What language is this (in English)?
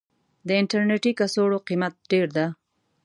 Pashto